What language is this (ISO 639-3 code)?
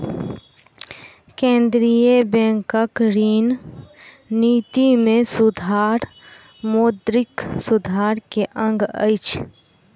mai